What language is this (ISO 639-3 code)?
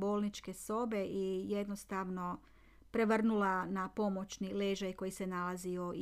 hrv